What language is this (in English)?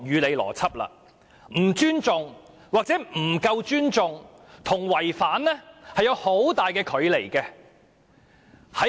Cantonese